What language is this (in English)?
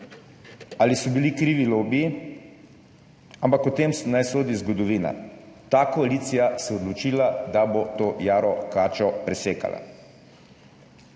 Slovenian